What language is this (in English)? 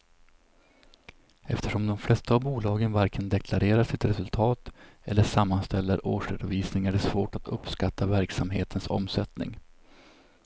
Swedish